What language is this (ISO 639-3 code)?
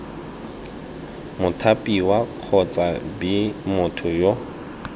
tsn